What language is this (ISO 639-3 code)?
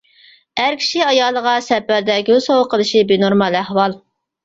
uig